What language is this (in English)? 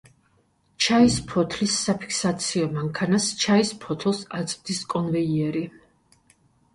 Georgian